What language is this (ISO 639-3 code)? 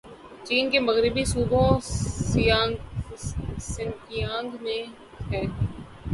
urd